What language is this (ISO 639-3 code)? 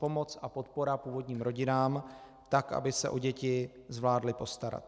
ces